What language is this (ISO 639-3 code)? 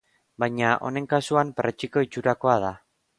eus